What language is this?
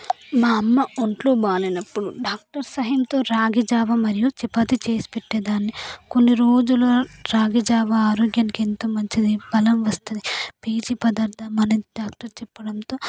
Telugu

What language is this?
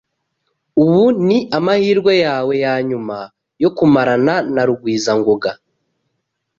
Kinyarwanda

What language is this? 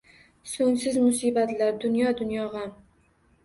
Uzbek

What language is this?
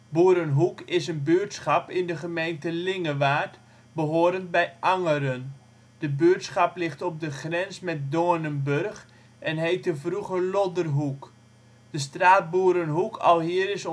Dutch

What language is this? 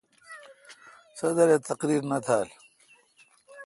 Kalkoti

